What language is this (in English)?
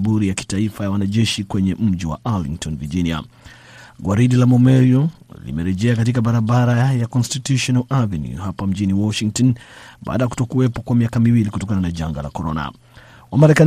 Swahili